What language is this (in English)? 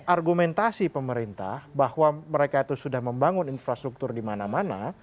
Indonesian